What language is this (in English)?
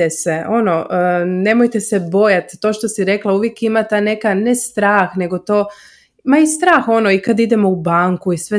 Croatian